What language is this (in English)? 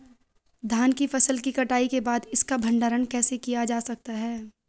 Hindi